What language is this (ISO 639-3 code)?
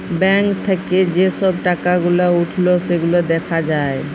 ben